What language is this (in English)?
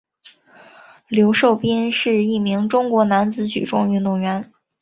Chinese